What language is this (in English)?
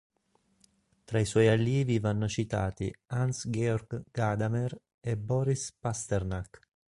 Italian